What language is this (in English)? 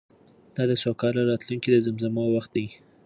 Pashto